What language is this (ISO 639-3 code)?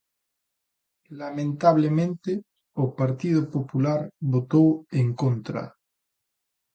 glg